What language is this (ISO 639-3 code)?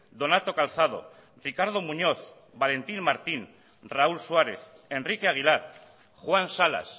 eus